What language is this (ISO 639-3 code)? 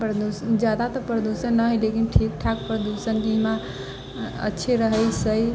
mai